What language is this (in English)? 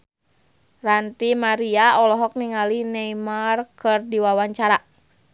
Sundanese